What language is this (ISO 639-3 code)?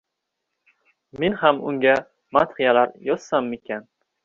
uzb